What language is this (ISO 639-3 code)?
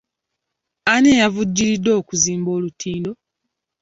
lug